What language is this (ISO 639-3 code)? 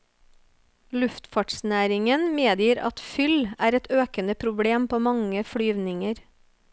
nor